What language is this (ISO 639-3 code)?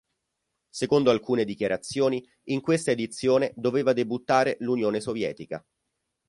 ita